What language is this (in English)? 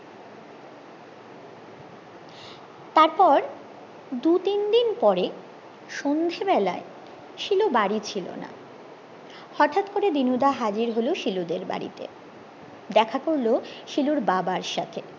Bangla